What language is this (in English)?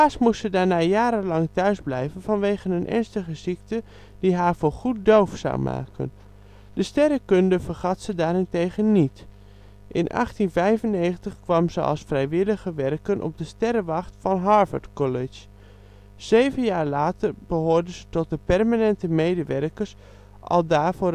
Dutch